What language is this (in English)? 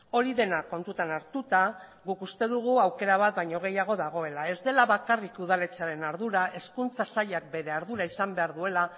Basque